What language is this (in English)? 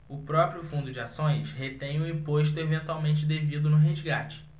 Portuguese